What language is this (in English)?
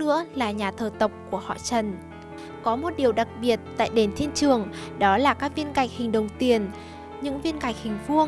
Vietnamese